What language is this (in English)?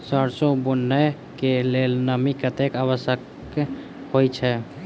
Maithili